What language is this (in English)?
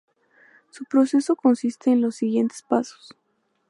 Spanish